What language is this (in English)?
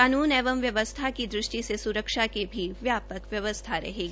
Hindi